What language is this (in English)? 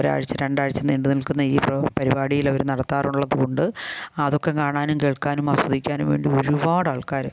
Malayalam